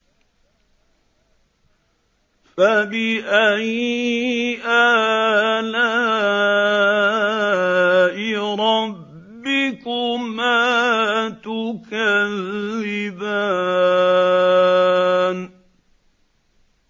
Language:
Arabic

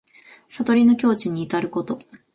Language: Japanese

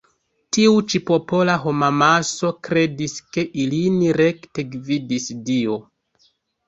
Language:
Esperanto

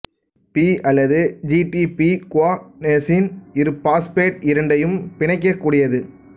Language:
Tamil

